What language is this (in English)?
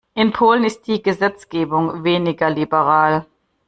German